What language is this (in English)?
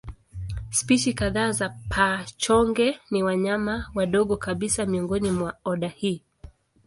Swahili